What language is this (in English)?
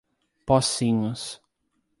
Portuguese